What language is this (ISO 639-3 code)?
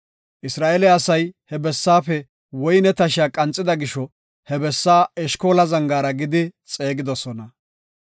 gof